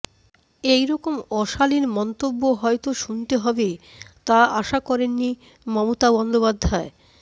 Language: Bangla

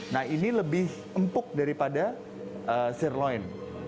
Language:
Indonesian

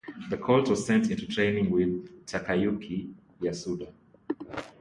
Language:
English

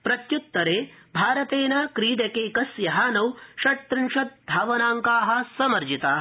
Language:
Sanskrit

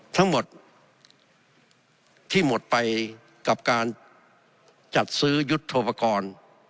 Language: Thai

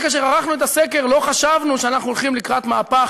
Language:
Hebrew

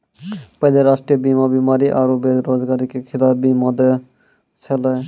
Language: Maithili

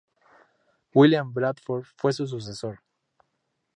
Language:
Spanish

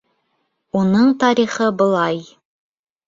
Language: Bashkir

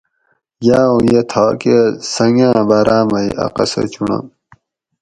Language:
Gawri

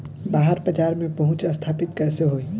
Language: Bhojpuri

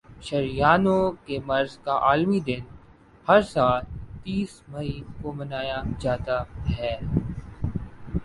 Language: Urdu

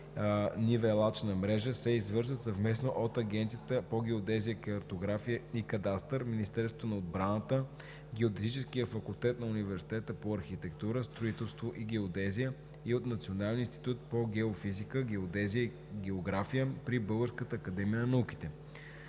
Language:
Bulgarian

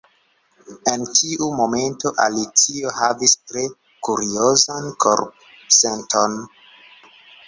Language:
Esperanto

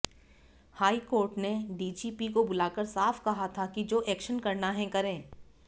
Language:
Hindi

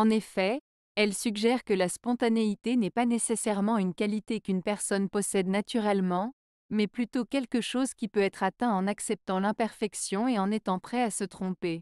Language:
French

